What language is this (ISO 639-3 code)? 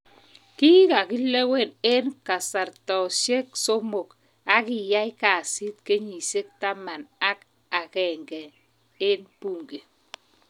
kln